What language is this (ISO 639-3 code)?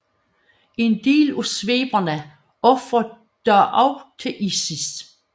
dan